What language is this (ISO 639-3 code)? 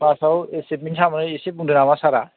brx